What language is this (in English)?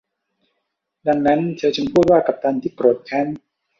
Thai